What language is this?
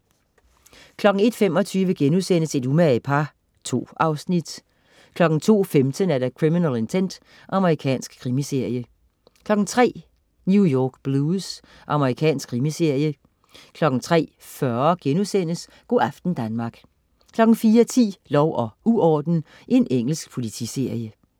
Danish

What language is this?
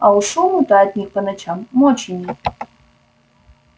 Russian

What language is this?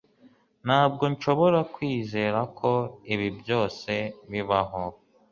Kinyarwanda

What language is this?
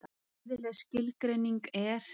Icelandic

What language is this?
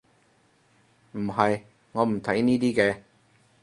Cantonese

